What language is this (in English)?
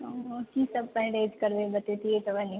Maithili